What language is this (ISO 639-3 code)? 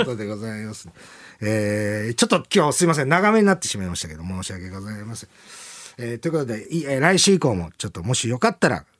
jpn